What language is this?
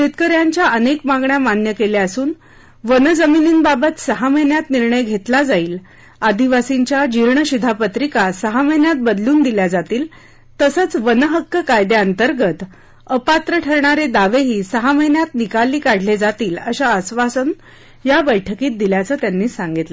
Marathi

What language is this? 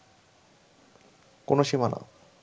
Bangla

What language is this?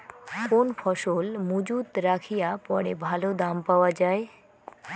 Bangla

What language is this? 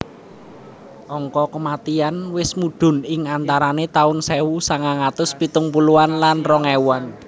Javanese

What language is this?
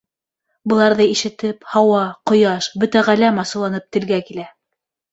Bashkir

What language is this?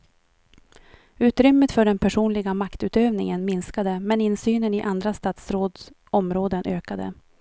Swedish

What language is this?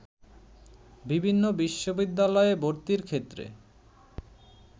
Bangla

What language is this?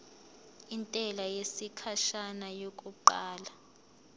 Zulu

